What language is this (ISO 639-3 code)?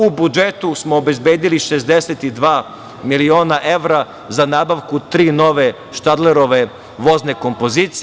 srp